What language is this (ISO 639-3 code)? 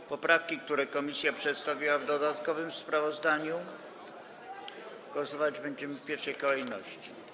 pol